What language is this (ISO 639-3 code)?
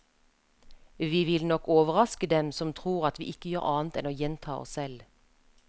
nor